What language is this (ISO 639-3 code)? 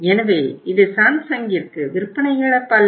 tam